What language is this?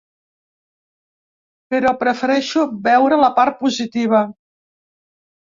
Catalan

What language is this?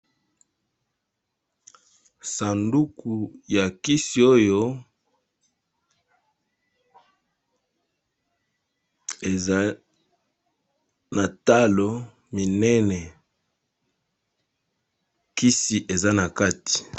Lingala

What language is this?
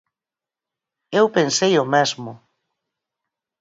Galician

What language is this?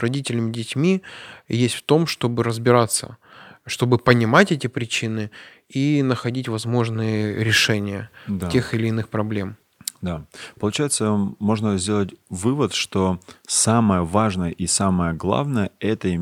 Russian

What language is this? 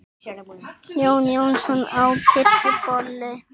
Icelandic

